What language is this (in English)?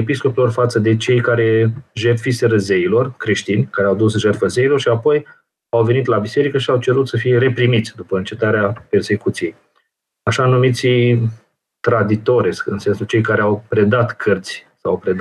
Romanian